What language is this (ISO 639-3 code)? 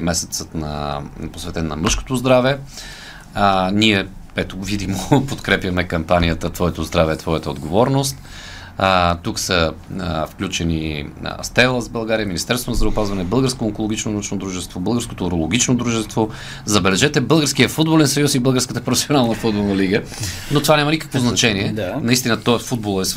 bul